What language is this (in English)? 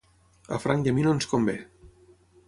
Catalan